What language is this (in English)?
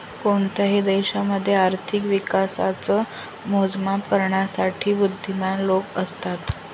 Marathi